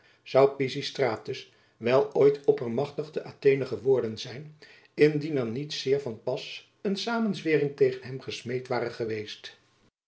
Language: Dutch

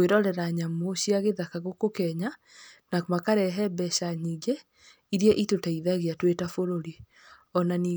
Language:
Kikuyu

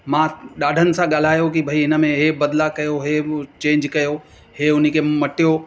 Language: Sindhi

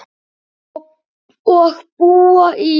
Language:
Icelandic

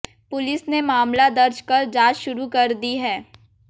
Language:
Hindi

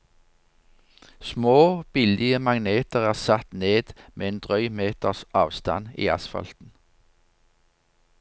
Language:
Norwegian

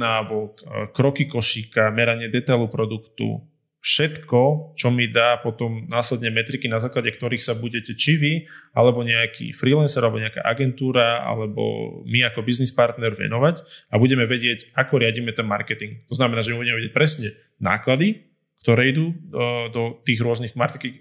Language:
Slovak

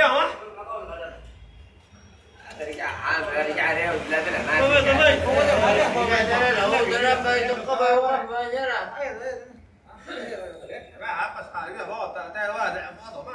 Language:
Arabic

